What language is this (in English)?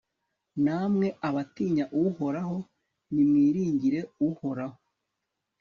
Kinyarwanda